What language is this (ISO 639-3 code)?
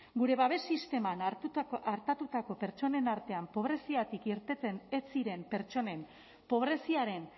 eus